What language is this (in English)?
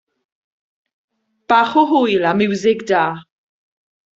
Welsh